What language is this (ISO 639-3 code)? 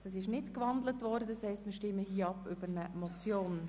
gsw